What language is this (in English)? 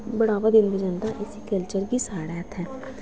Dogri